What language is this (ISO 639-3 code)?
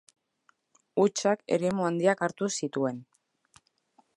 eus